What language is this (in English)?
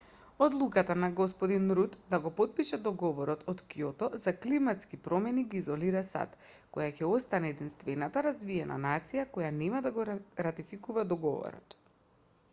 Macedonian